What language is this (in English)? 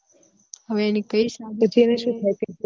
Gujarati